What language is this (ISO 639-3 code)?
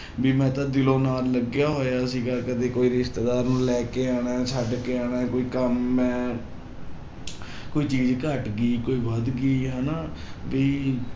pan